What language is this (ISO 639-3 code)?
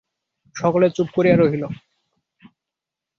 ben